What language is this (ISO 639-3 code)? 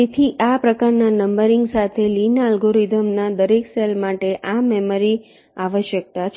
guj